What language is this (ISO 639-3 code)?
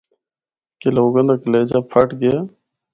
hno